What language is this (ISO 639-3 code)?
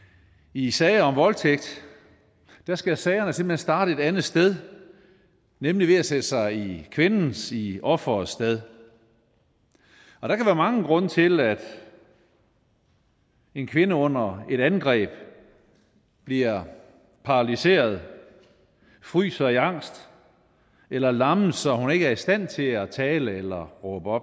dan